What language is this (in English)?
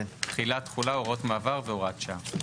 Hebrew